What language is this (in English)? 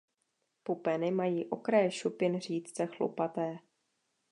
Czech